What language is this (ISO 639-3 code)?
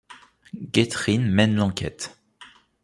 fra